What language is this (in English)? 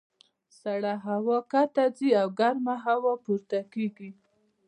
Pashto